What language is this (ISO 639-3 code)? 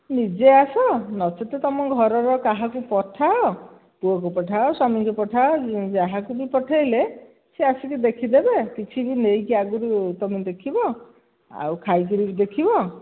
ori